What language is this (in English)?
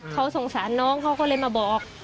Thai